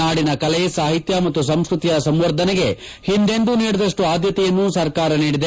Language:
Kannada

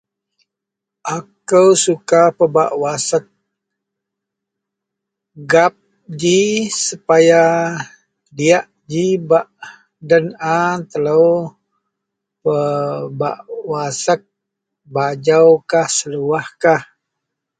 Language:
Central Melanau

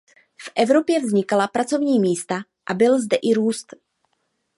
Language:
Czech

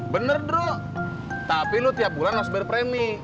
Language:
Indonesian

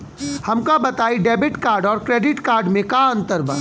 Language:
Bhojpuri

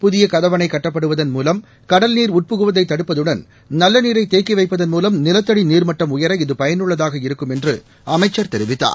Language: Tamil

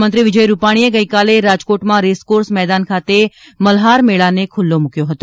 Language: Gujarati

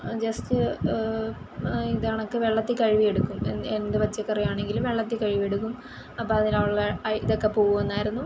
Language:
Malayalam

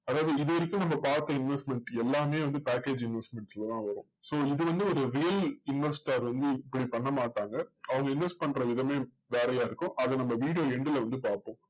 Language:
Tamil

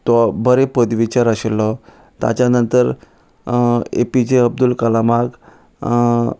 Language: Konkani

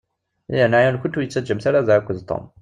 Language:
Kabyle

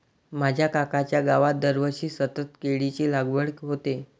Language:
Marathi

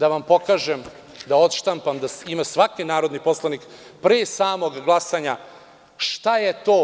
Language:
Serbian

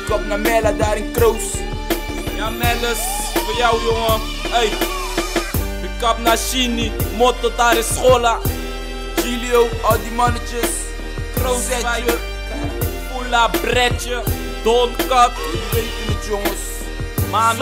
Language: Dutch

